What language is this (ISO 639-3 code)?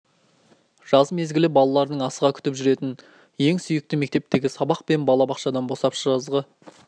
kaz